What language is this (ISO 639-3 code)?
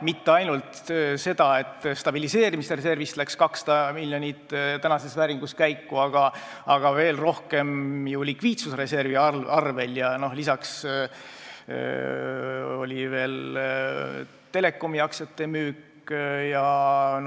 est